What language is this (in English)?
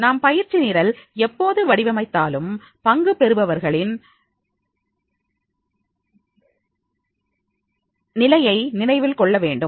Tamil